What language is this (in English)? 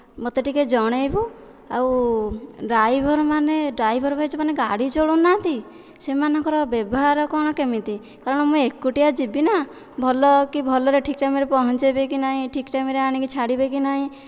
Odia